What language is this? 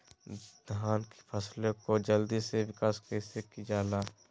Magahi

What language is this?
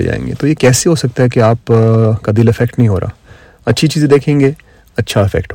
Urdu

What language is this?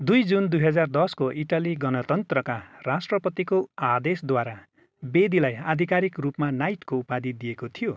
Nepali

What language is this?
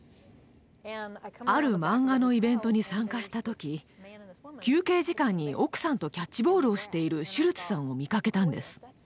Japanese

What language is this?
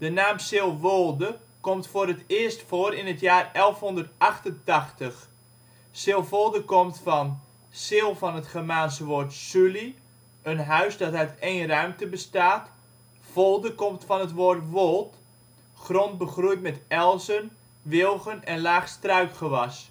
Dutch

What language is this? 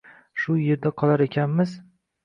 Uzbek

